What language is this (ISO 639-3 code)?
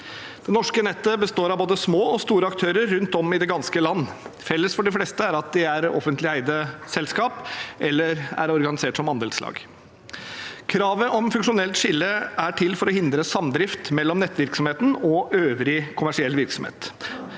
nor